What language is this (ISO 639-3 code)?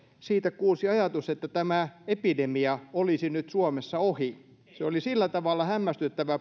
fin